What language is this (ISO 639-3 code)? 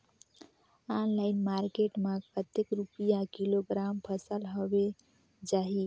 hne